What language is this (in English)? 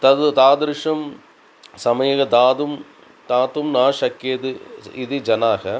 Sanskrit